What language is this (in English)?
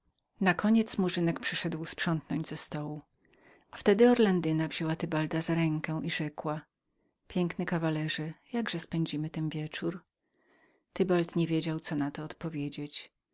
Polish